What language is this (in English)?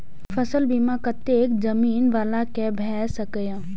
Maithili